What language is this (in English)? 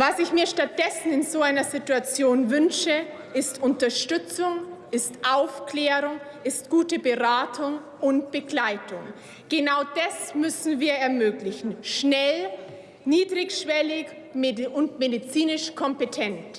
German